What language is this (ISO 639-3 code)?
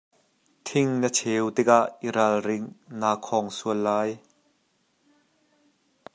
cnh